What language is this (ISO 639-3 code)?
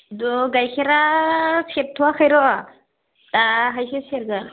brx